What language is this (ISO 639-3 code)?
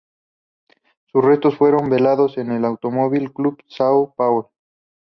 spa